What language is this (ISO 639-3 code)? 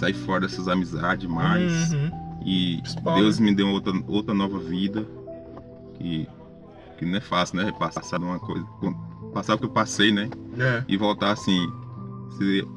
por